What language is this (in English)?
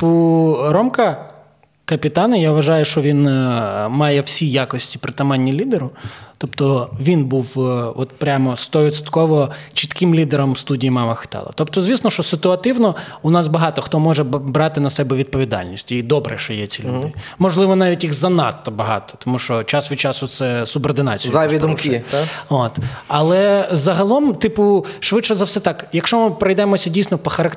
Ukrainian